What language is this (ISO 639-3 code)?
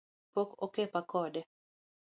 luo